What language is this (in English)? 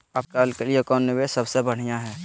Magahi